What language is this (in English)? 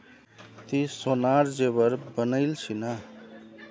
Magahi